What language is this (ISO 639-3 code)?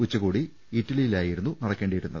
mal